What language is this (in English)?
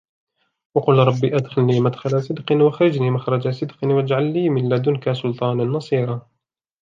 Arabic